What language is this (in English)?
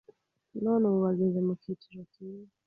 Kinyarwanda